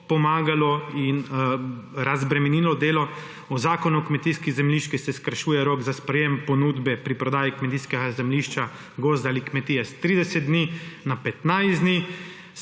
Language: Slovenian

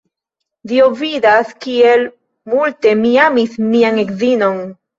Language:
Esperanto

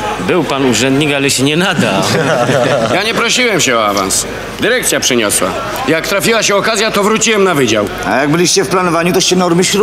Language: Polish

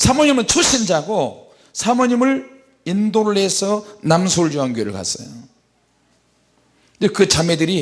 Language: Korean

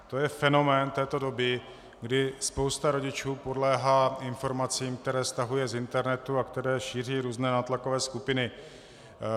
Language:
Czech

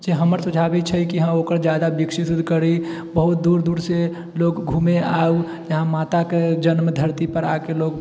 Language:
Maithili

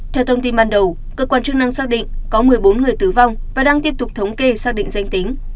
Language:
Vietnamese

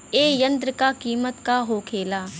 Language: Bhojpuri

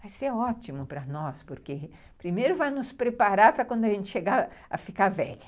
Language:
Portuguese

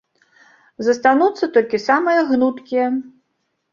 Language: Belarusian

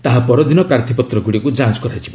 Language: Odia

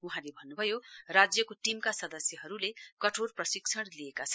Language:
Nepali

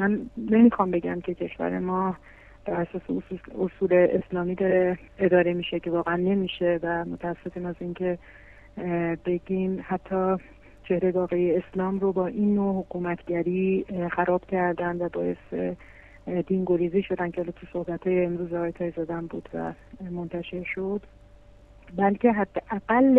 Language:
Persian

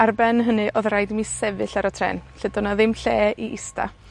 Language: Welsh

